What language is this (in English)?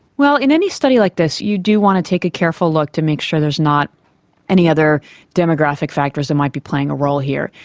English